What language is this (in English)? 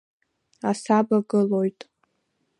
Abkhazian